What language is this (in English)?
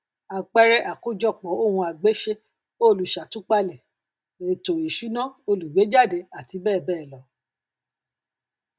Yoruba